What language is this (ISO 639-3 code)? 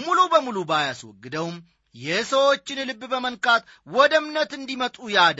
amh